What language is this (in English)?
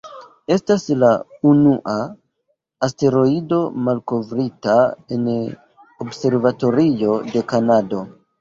Esperanto